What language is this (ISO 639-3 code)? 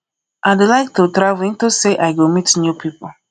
pcm